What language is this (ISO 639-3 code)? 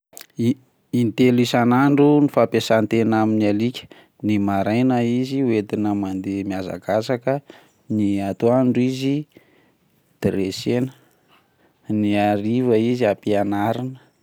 mlg